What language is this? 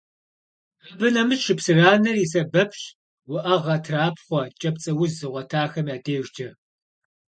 Kabardian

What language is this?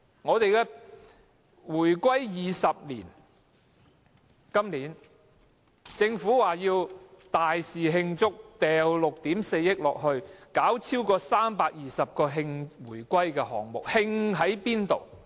Cantonese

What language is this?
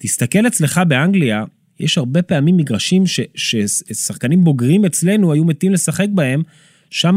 Hebrew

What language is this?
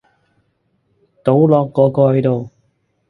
Cantonese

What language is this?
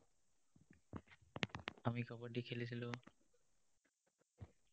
Assamese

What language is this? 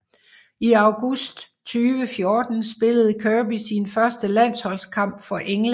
Danish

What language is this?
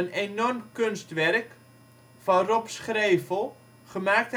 Dutch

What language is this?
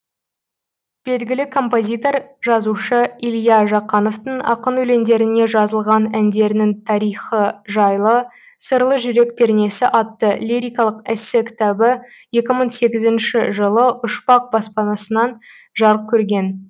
Kazakh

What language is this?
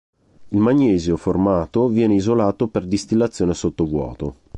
Italian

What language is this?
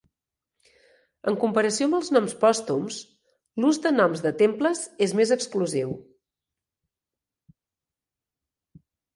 Catalan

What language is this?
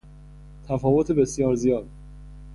Persian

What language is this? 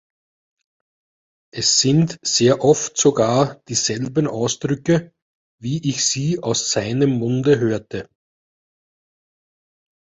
German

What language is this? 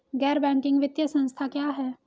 Hindi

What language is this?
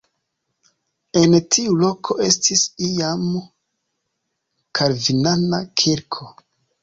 Esperanto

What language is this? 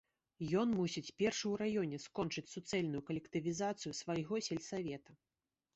Belarusian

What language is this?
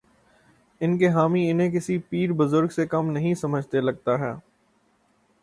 Urdu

